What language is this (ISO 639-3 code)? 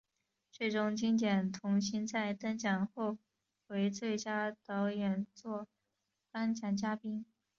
zho